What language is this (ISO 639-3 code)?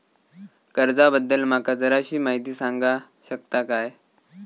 mar